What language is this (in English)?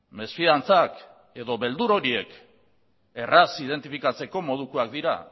Basque